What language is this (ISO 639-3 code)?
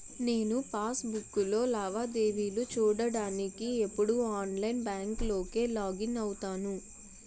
tel